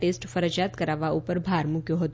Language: Gujarati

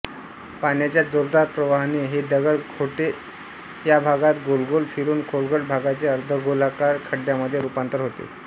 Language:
Marathi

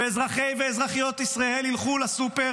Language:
Hebrew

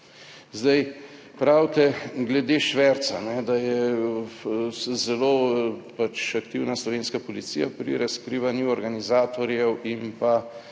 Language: Slovenian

